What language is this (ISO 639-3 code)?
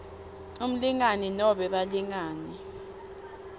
ssw